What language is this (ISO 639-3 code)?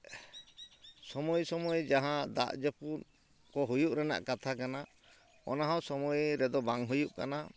sat